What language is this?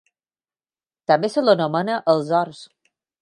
Catalan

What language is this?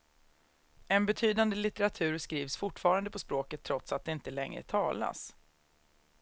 Swedish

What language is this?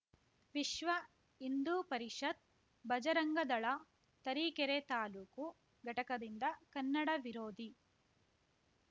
Kannada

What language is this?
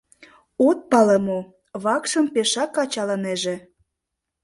Mari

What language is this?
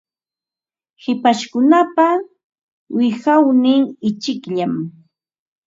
Ambo-Pasco Quechua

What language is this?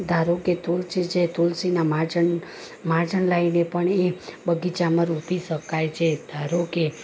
Gujarati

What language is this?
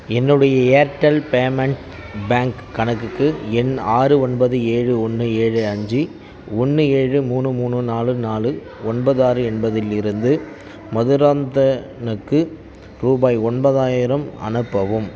Tamil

